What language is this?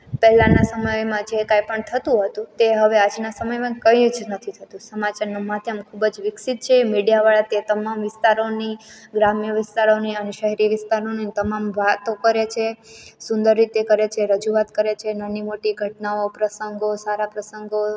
Gujarati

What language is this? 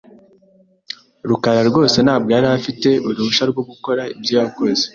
Kinyarwanda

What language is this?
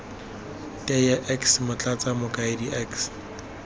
Tswana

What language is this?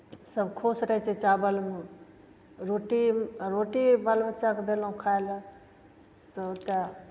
Maithili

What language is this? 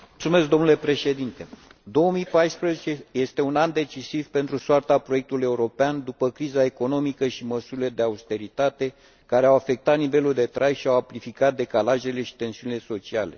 Romanian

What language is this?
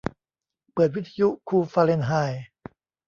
Thai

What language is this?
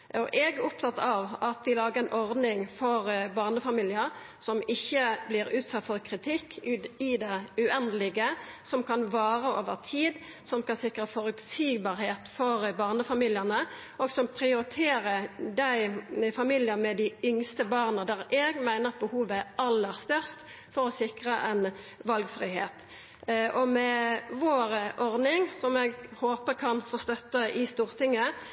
Norwegian Nynorsk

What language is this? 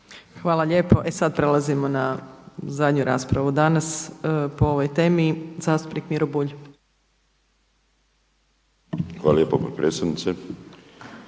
Croatian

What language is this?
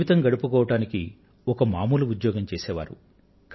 Telugu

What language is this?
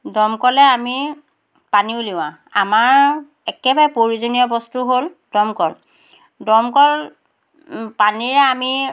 Assamese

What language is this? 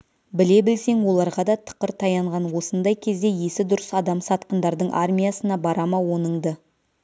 Kazakh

